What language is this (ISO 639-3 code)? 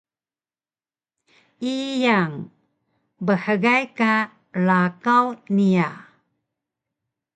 trv